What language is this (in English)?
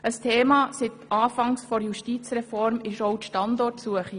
Swiss German